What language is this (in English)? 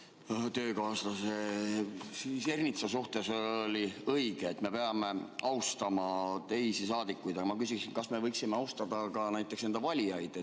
Estonian